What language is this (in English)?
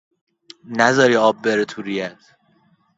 Persian